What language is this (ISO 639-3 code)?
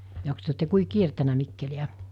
fin